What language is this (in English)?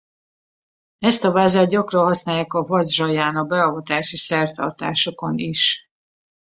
Hungarian